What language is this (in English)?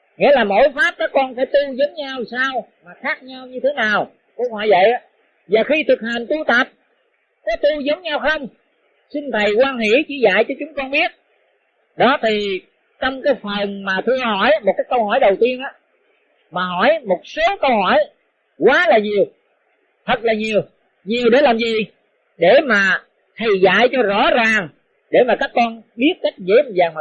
Vietnamese